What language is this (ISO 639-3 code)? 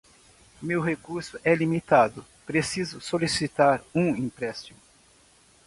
por